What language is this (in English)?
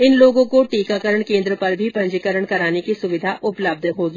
Hindi